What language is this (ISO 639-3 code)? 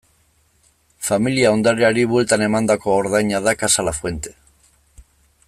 eus